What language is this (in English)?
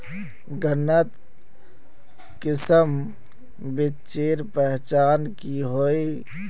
Magahi